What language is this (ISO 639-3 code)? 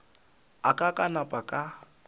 nso